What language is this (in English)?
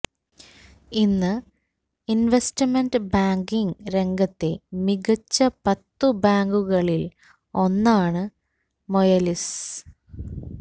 Malayalam